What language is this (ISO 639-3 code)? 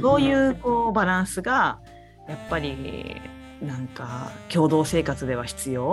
jpn